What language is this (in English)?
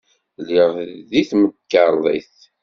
Kabyle